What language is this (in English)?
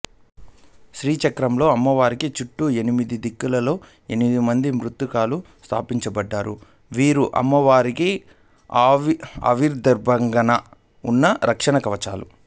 Telugu